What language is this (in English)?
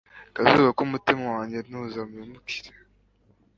Kinyarwanda